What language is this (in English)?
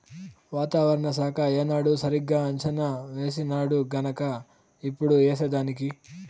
Telugu